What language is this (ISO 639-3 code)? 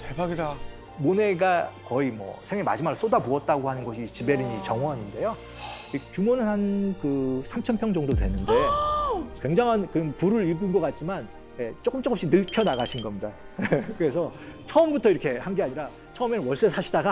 kor